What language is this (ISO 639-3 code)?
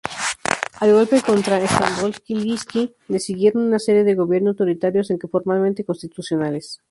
spa